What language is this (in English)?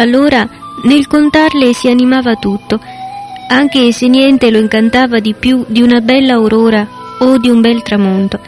Italian